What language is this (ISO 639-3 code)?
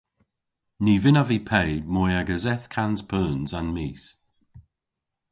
cor